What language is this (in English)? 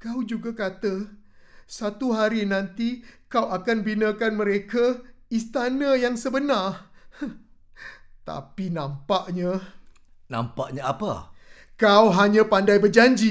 Malay